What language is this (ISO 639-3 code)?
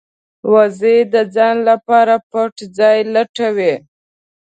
pus